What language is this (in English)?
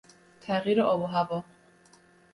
Persian